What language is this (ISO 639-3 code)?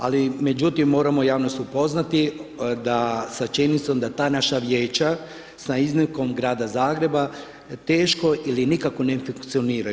hrv